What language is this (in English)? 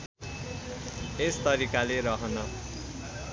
Nepali